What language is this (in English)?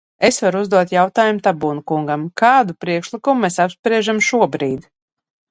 Latvian